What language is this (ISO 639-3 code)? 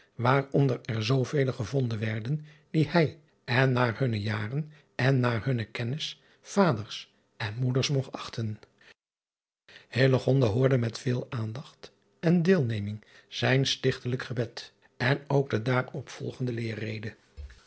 nld